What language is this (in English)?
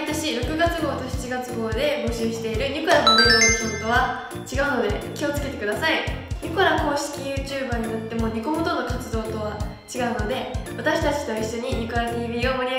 Japanese